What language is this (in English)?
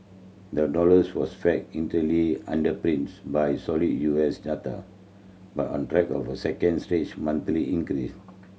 English